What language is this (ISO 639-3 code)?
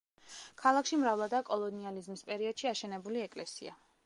kat